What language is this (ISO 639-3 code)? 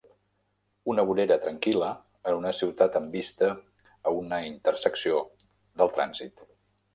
cat